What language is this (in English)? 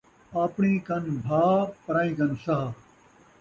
Saraiki